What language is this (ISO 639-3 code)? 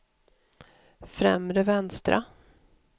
swe